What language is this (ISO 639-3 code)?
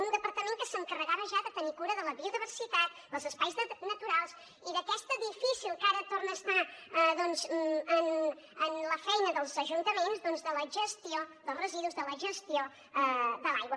cat